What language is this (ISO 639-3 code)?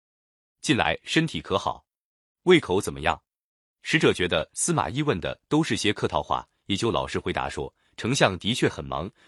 zho